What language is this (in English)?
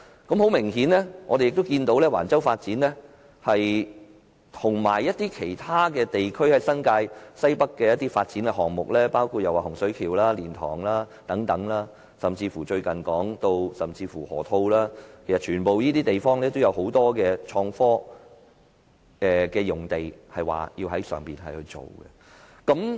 Cantonese